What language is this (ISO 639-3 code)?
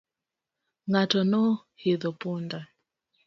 luo